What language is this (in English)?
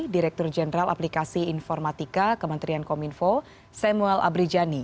Indonesian